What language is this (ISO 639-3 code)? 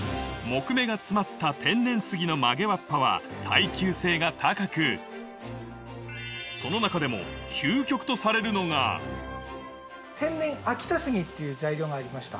jpn